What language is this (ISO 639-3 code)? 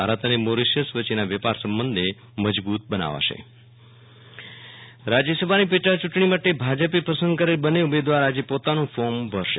guj